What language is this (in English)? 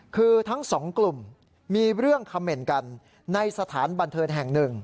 Thai